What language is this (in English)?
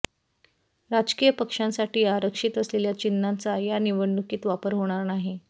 Marathi